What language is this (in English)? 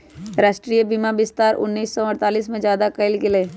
Magahi